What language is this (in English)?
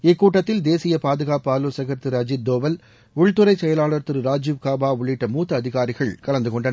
Tamil